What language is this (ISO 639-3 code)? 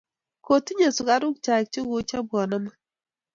kln